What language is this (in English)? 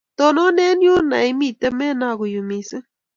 Kalenjin